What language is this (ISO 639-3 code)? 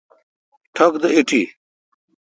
xka